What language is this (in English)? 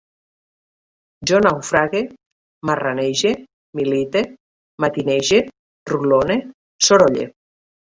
Catalan